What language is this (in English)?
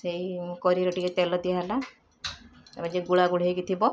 Odia